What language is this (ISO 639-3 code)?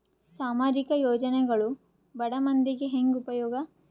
kan